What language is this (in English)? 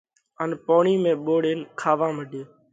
Parkari Koli